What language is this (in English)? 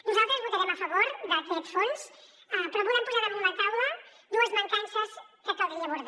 Catalan